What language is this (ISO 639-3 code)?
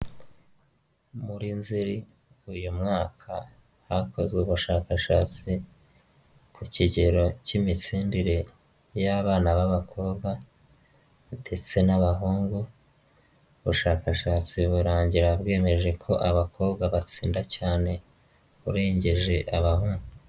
kin